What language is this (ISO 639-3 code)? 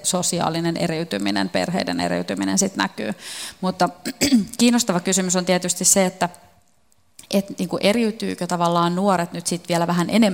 fin